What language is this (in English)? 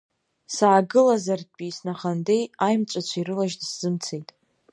Abkhazian